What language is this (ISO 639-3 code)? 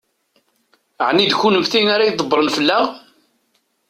kab